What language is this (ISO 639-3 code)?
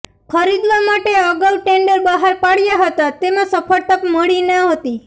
guj